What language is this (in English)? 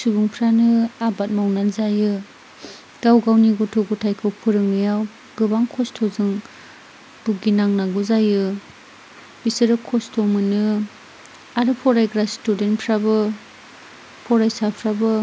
Bodo